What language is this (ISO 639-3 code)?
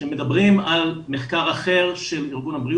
heb